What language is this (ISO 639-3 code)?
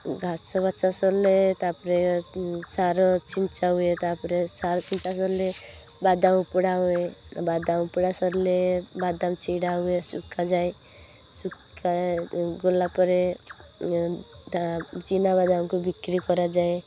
ori